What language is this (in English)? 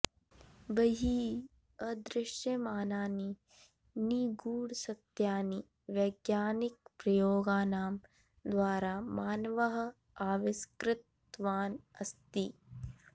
Sanskrit